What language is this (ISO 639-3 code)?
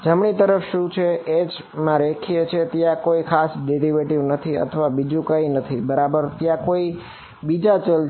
guj